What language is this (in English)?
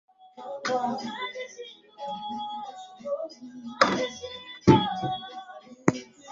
Swahili